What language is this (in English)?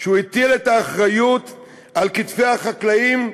Hebrew